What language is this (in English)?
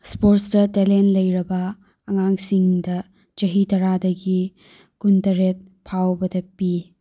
Manipuri